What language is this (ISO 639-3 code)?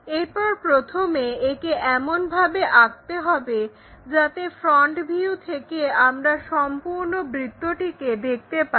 ben